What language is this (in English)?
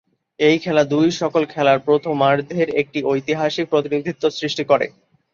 Bangla